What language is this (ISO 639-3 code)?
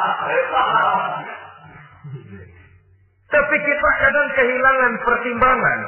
ind